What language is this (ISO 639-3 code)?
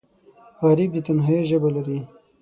pus